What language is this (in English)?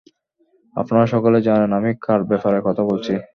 Bangla